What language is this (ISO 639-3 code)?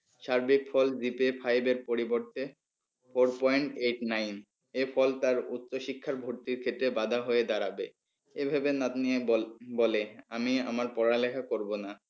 ben